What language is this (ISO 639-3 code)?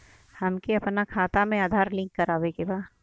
bho